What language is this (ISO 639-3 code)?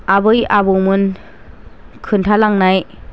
brx